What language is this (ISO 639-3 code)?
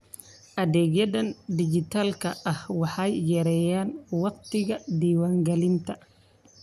som